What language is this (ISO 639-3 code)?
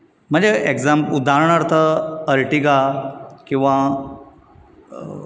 kok